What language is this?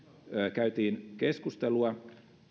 Finnish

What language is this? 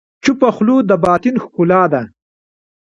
Pashto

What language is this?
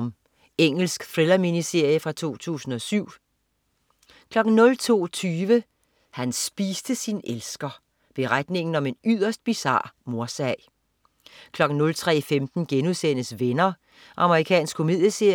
Danish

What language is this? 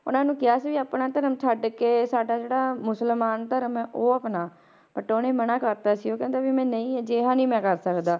Punjabi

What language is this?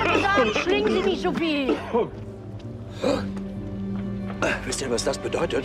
German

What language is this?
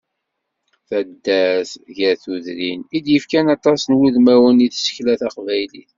Kabyle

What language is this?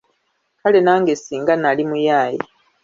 Ganda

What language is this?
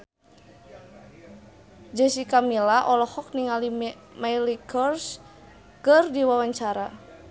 Sundanese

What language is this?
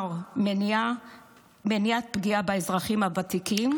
Hebrew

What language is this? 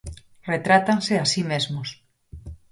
Galician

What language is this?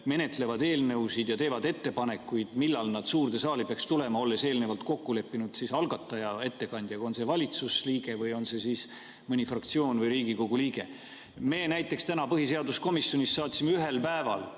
Estonian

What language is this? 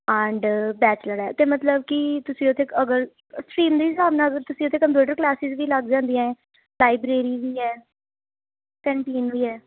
Punjabi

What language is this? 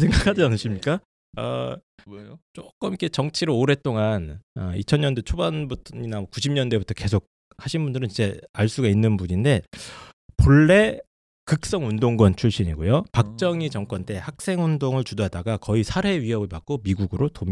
Korean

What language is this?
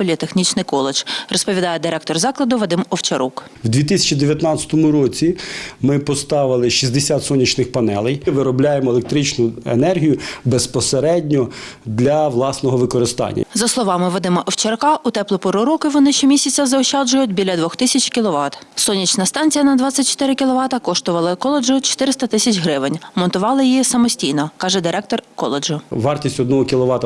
Ukrainian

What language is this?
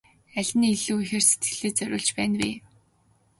Mongolian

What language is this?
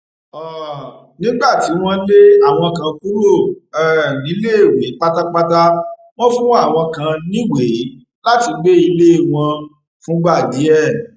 Yoruba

